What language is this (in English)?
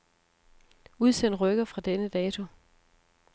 Danish